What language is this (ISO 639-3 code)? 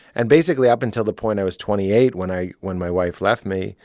eng